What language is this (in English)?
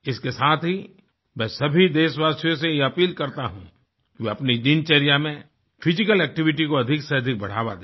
Hindi